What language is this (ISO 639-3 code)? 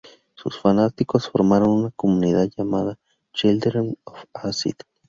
spa